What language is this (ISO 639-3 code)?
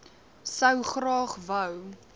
afr